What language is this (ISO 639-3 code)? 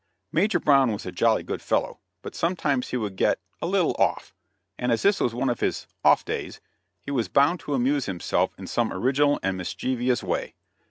eng